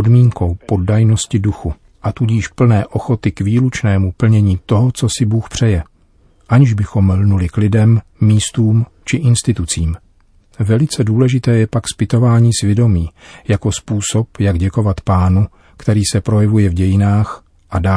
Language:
Czech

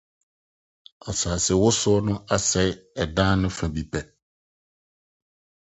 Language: Akan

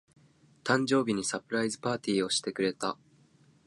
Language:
Japanese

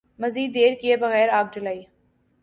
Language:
Urdu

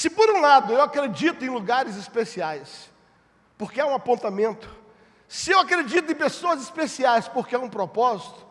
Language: Portuguese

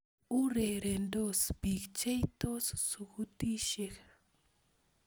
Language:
Kalenjin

